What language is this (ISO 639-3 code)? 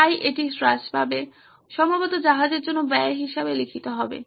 ben